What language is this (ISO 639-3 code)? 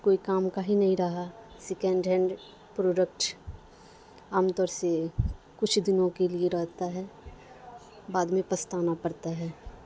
urd